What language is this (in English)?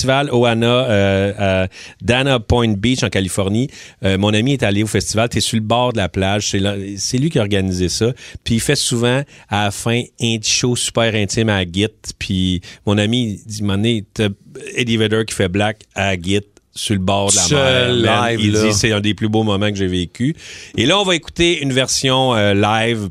French